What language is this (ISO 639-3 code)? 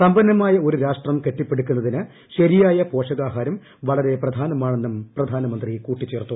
mal